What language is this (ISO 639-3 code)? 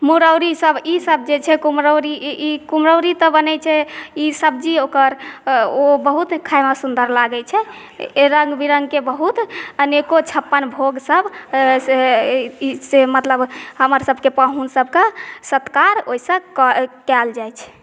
mai